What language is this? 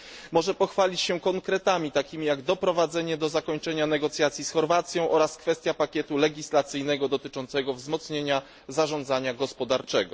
Polish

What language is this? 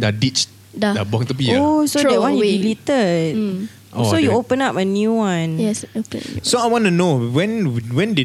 Malay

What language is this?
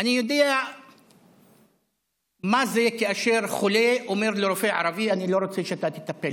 Hebrew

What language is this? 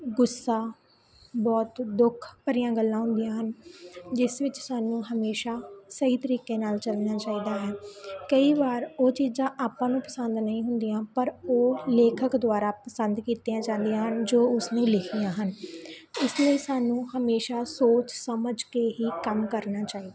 Punjabi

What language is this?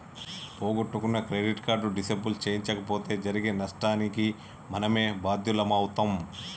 Telugu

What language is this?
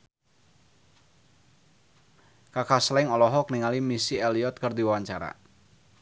Sundanese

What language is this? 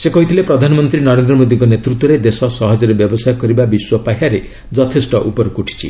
Odia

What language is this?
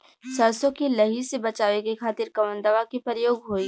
Bhojpuri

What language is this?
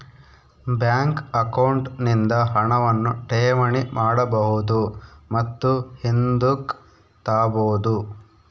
Kannada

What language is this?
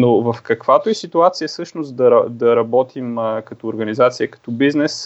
Bulgarian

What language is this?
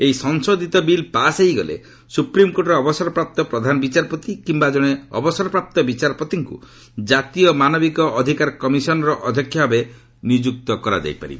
Odia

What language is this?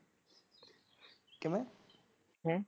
Punjabi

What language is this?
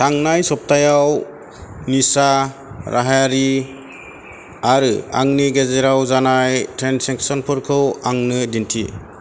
Bodo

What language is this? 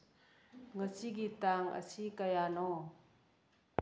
Manipuri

